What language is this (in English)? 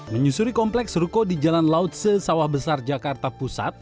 Indonesian